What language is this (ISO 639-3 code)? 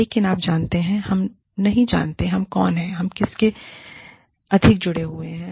hin